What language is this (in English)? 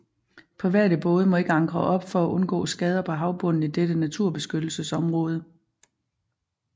Danish